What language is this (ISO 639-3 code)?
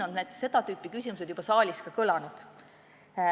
est